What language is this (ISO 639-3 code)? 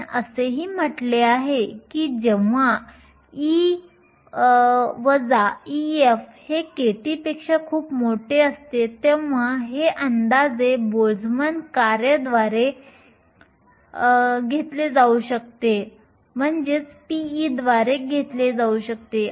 mar